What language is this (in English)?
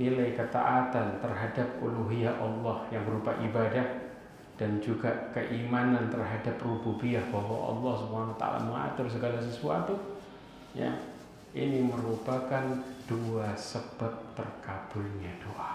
Indonesian